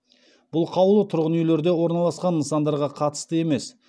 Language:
Kazakh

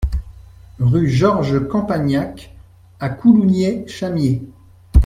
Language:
French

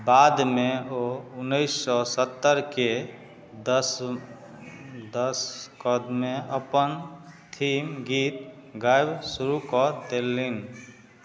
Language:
Maithili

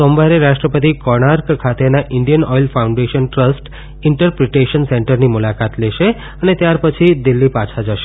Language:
Gujarati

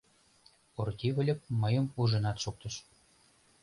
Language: Mari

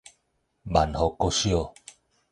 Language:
Min Nan Chinese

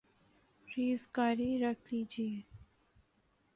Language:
Urdu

